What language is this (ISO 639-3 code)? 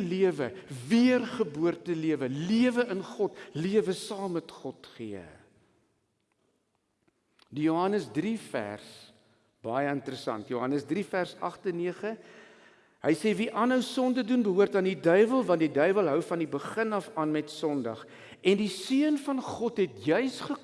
nld